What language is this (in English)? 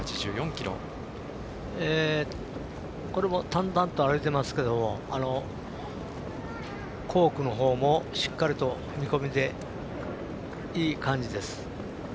Japanese